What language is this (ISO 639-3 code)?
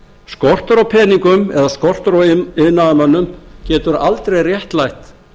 isl